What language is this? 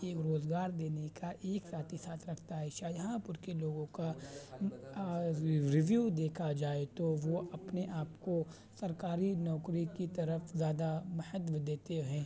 Urdu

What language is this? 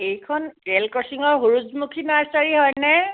Assamese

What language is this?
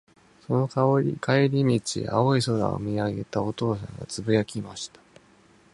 Japanese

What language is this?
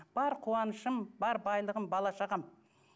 Kazakh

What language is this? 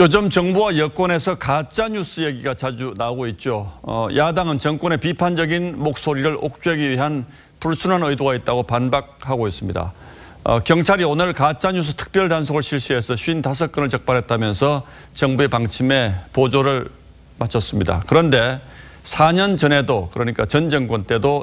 Korean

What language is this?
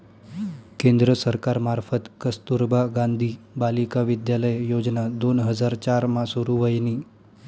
Marathi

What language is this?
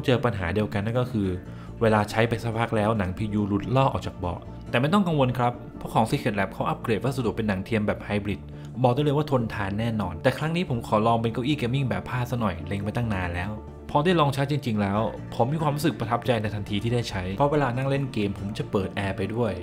Thai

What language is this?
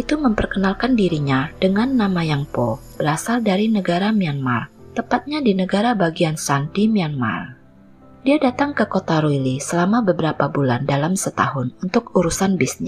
Indonesian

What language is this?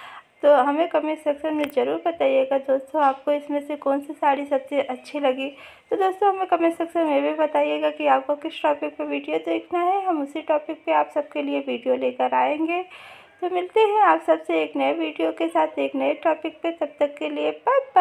Hindi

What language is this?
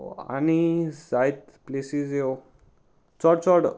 Konkani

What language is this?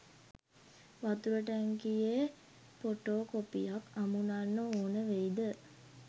Sinhala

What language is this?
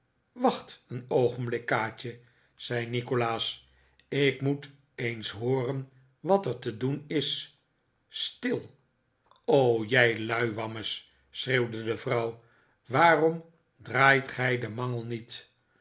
Dutch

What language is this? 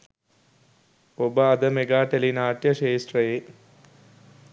Sinhala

